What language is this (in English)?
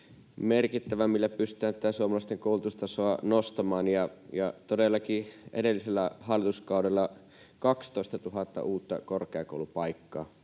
Finnish